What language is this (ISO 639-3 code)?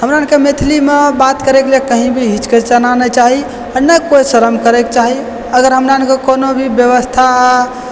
mai